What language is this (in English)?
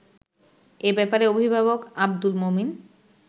Bangla